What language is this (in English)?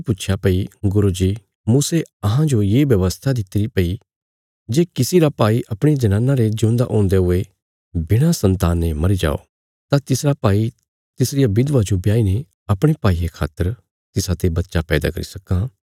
Bilaspuri